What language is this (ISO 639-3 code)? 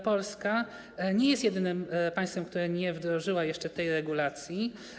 pol